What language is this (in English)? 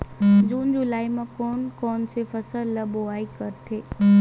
Chhattisgarhi